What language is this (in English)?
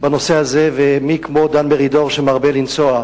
Hebrew